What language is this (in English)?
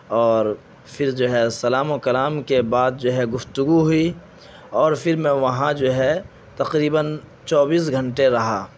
Urdu